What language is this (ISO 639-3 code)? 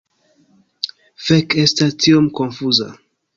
epo